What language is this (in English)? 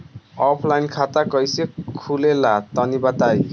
Bhojpuri